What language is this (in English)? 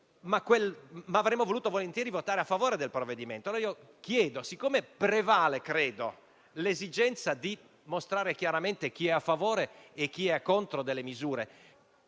Italian